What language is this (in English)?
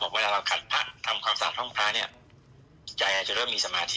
Thai